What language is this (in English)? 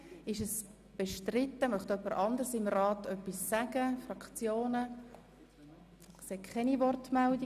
Swiss German